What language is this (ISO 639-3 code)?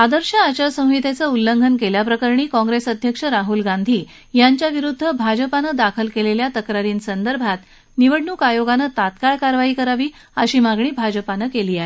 mar